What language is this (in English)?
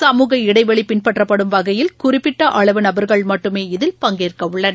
Tamil